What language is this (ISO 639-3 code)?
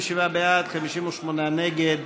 heb